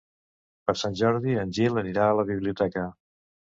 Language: Catalan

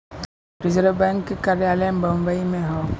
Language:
Bhojpuri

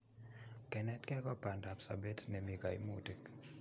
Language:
Kalenjin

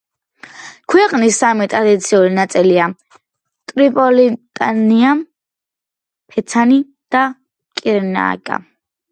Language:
Georgian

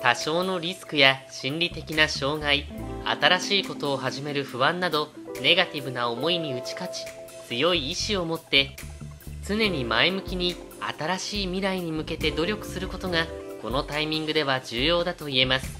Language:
Japanese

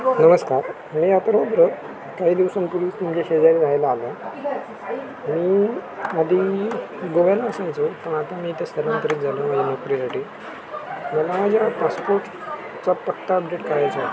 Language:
Marathi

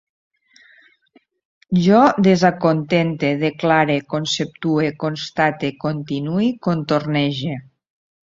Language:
Catalan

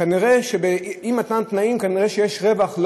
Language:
Hebrew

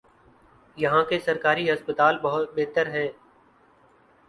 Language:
Urdu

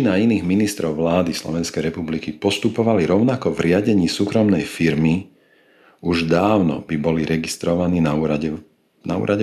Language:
Slovak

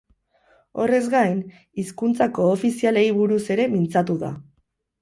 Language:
Basque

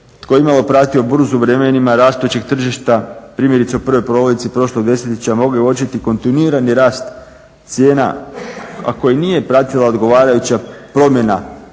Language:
Croatian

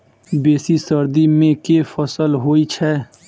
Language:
Maithili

